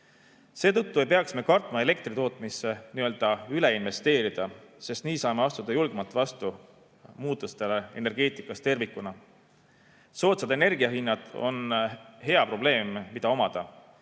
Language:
Estonian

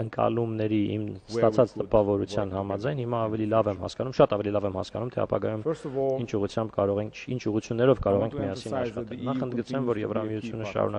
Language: Turkish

